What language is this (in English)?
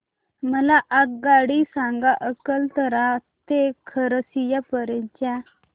Marathi